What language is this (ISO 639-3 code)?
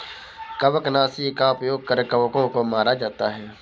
hin